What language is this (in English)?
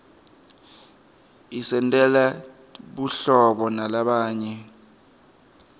Swati